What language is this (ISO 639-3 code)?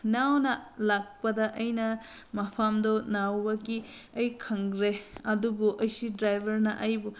mni